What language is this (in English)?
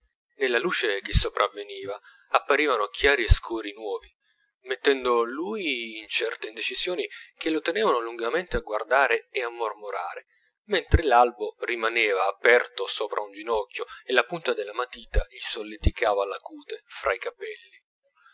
Italian